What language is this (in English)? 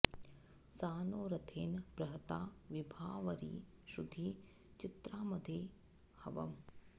Sanskrit